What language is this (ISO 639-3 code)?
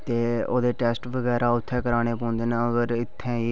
doi